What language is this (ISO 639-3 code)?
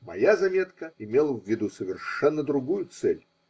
rus